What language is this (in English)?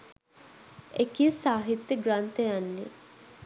Sinhala